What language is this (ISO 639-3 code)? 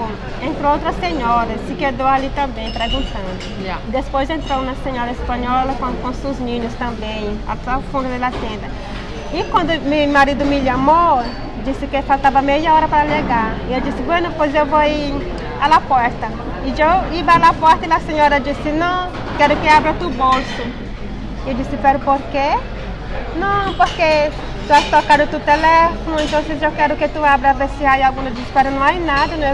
spa